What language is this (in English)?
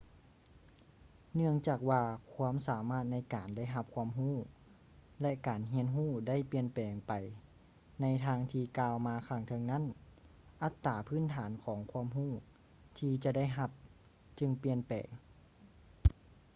Lao